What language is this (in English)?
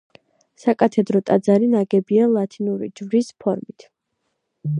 Georgian